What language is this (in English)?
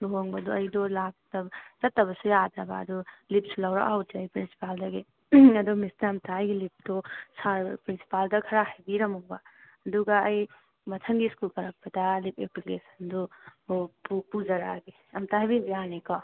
Manipuri